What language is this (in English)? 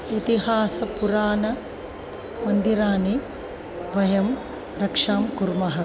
Sanskrit